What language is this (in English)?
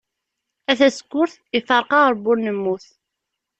Kabyle